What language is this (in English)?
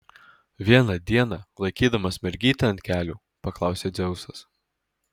Lithuanian